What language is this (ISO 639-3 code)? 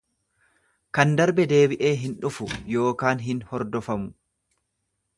orm